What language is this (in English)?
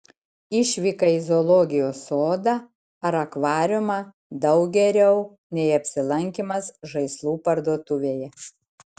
Lithuanian